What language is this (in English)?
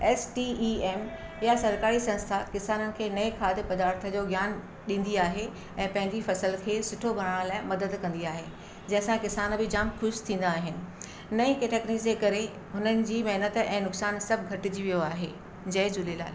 Sindhi